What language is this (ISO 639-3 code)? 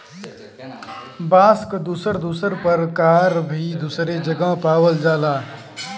bho